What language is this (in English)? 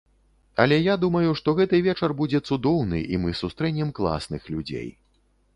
Belarusian